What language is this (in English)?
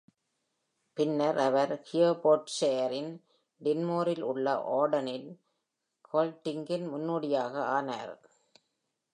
Tamil